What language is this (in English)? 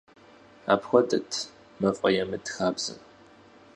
Kabardian